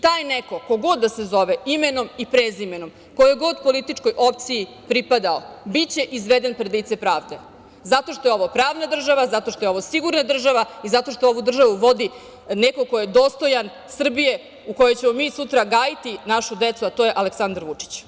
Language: Serbian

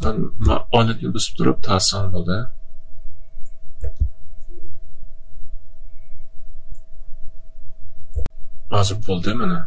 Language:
Turkish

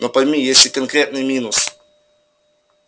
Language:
Russian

